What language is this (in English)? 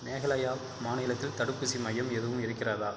Tamil